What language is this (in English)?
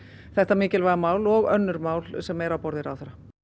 Icelandic